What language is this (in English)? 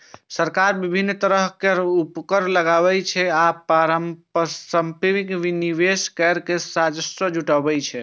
Maithili